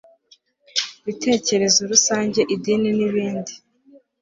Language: Kinyarwanda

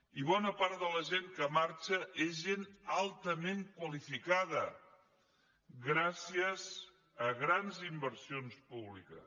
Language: Catalan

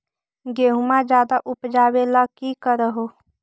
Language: Magahi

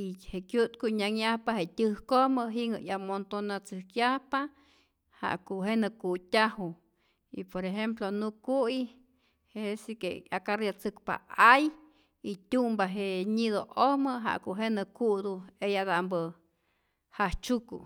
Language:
Rayón Zoque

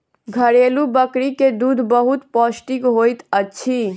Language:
Maithili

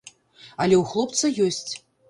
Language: Belarusian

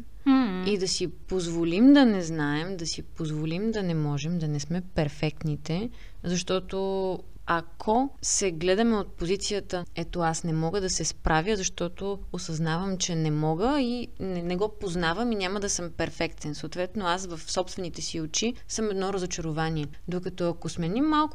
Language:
Bulgarian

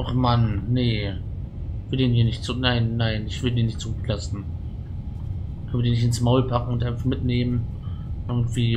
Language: German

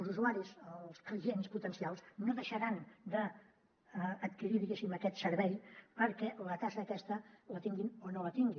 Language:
Catalan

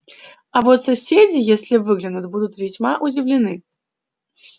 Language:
Russian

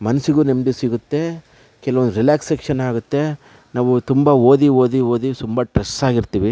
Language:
Kannada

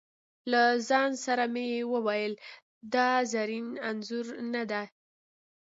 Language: Pashto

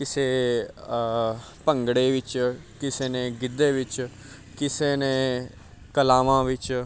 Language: Punjabi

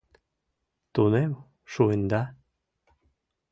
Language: Mari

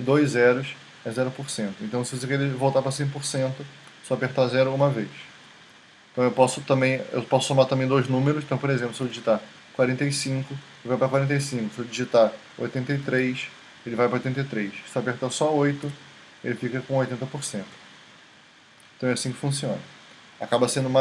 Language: Portuguese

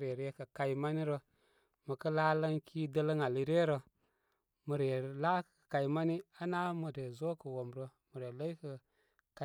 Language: Koma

